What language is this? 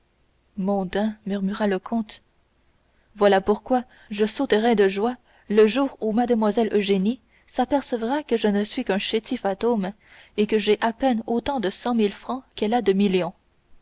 French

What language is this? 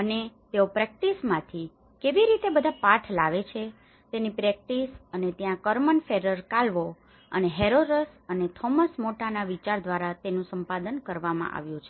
Gujarati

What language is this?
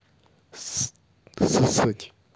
Russian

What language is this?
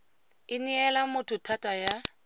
Tswana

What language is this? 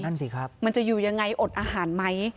Thai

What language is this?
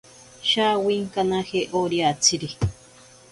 Ashéninka Perené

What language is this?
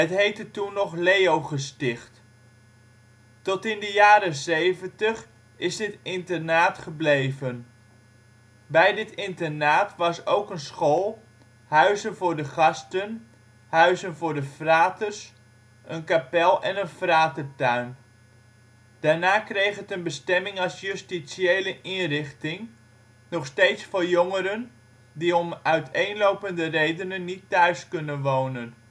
Dutch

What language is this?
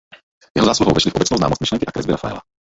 Czech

